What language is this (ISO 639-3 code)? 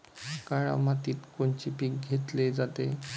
mar